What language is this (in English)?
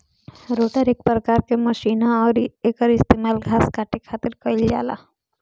Bhojpuri